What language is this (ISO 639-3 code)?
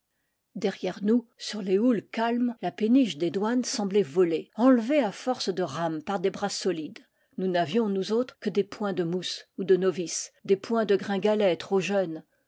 fra